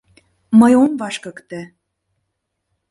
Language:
Mari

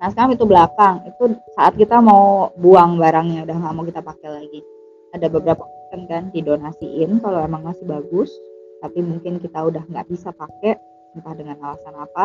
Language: Indonesian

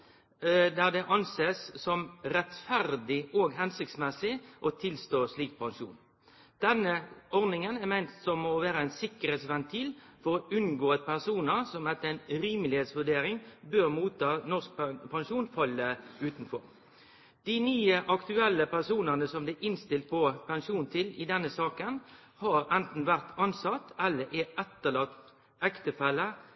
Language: Norwegian Nynorsk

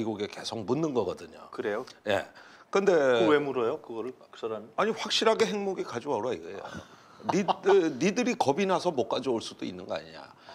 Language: Korean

